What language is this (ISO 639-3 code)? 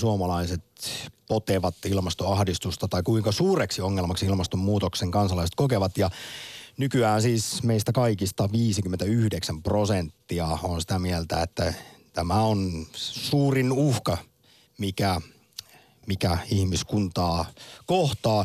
fin